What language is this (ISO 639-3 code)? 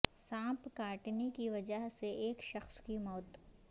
urd